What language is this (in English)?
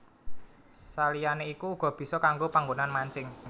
Javanese